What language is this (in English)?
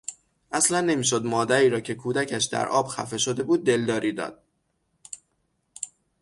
Persian